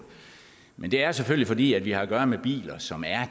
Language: Danish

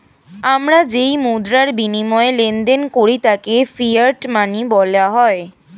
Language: Bangla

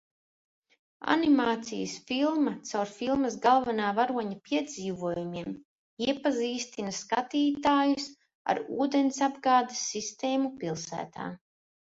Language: Latvian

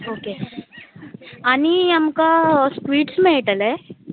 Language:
Konkani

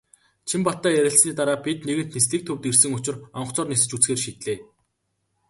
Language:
Mongolian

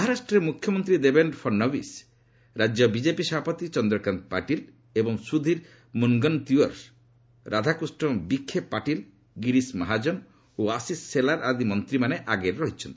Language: Odia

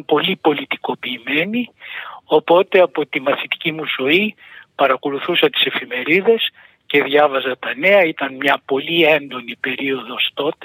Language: Greek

